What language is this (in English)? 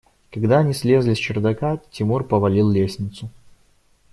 Russian